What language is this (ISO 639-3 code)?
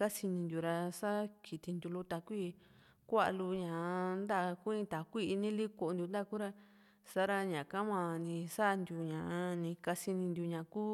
vmc